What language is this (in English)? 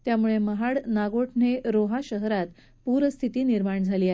Marathi